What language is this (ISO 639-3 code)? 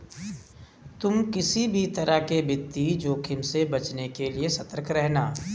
hin